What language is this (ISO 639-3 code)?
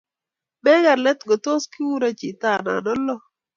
kln